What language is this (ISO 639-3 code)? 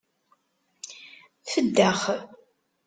kab